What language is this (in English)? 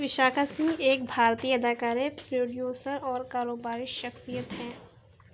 Urdu